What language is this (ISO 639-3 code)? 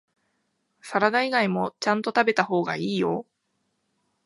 jpn